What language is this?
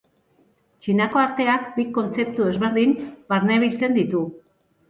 Basque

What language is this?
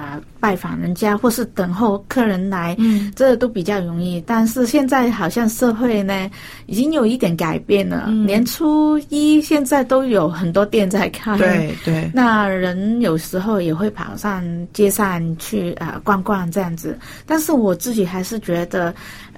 Chinese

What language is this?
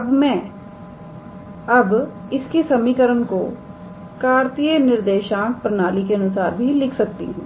Hindi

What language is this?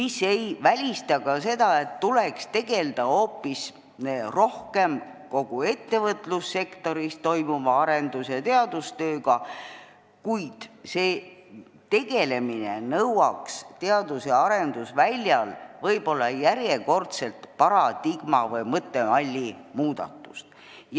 Estonian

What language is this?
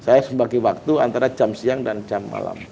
Indonesian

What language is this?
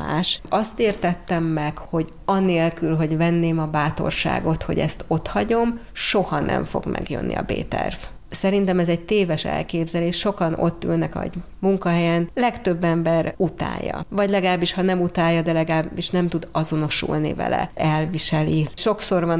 Hungarian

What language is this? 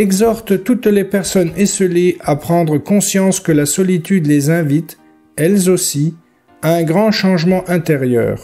French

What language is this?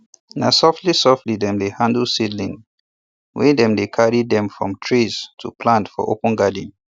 Nigerian Pidgin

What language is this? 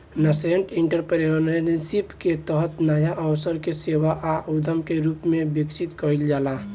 Bhojpuri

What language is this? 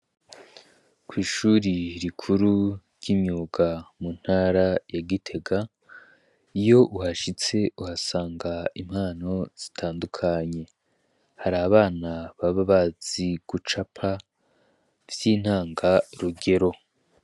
Rundi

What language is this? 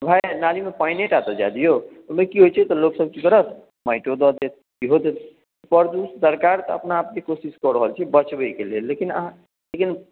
Maithili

